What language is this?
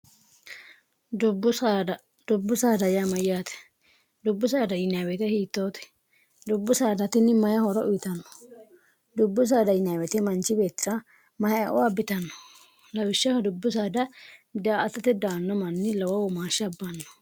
Sidamo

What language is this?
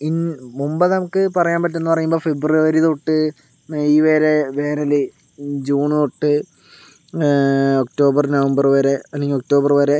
Malayalam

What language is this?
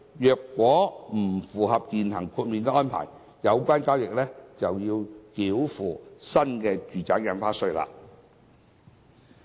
Cantonese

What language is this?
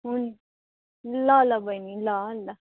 Nepali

